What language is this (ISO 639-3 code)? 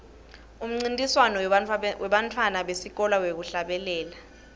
ssw